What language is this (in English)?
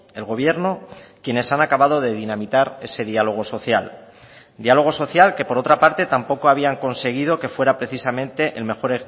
Spanish